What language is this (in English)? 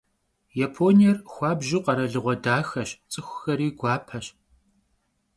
Kabardian